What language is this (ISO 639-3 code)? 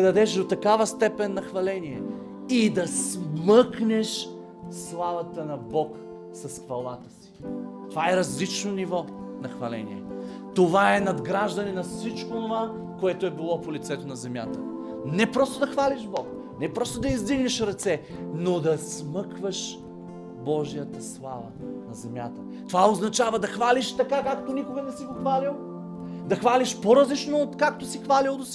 bul